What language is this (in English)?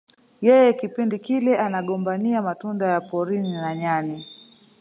Swahili